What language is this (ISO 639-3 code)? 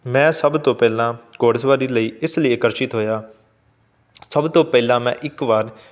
pan